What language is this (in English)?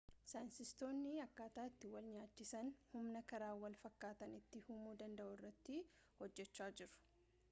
Oromo